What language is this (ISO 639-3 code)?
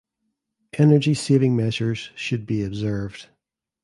eng